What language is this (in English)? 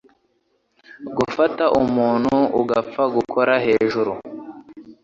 Kinyarwanda